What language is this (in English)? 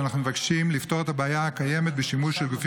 Hebrew